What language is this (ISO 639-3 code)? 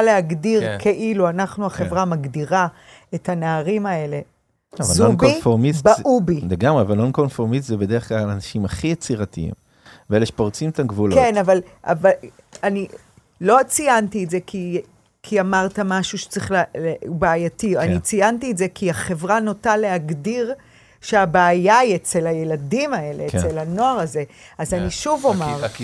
heb